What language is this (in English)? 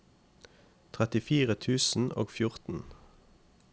Norwegian